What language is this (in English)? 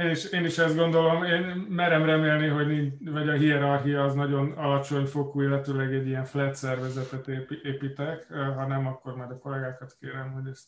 Hungarian